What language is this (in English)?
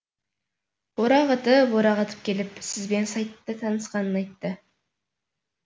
Kazakh